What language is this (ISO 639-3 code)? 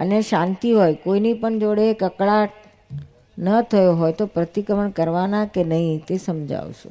guj